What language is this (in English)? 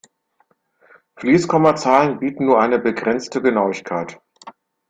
German